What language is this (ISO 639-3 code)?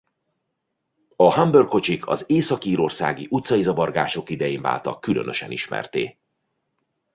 hun